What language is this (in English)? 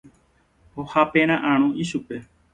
Guarani